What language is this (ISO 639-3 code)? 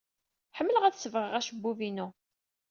kab